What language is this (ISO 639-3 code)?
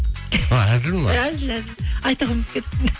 kaz